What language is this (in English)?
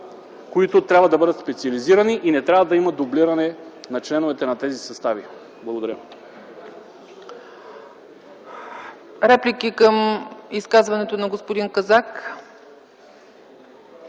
Bulgarian